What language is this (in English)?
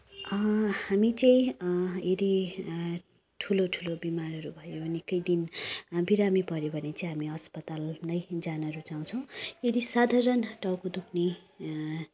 Nepali